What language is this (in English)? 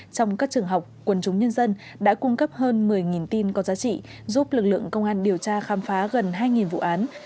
Vietnamese